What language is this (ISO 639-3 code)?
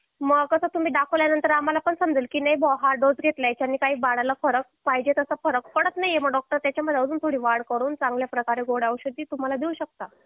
mar